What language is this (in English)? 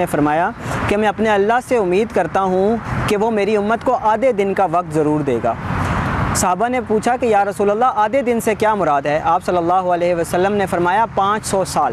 Indonesian